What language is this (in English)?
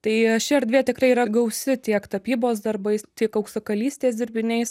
Lithuanian